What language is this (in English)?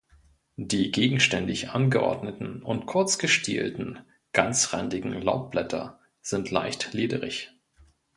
German